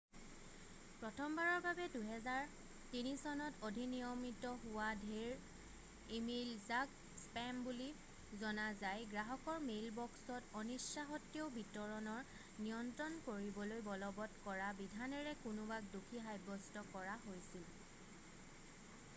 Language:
Assamese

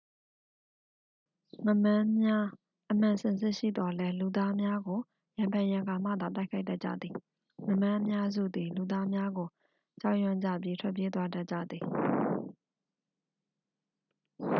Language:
Burmese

